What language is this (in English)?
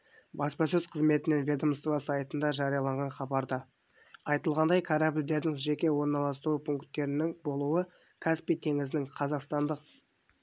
Kazakh